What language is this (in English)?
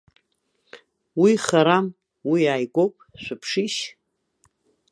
Abkhazian